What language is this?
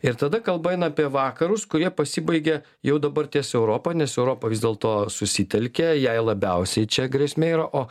Lithuanian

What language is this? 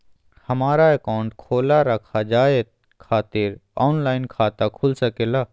Magahi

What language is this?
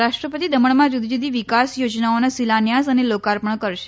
Gujarati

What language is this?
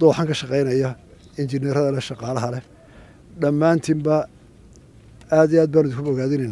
Arabic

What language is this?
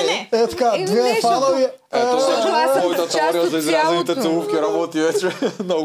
Bulgarian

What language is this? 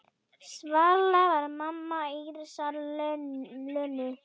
Icelandic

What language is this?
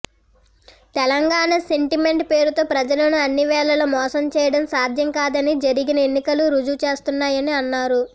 Telugu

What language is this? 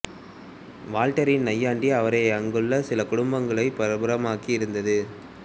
Tamil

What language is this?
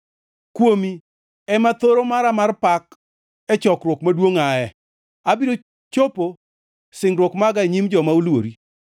Luo (Kenya and Tanzania)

